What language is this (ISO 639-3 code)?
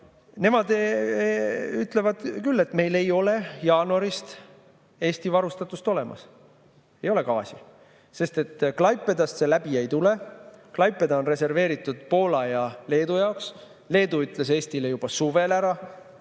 est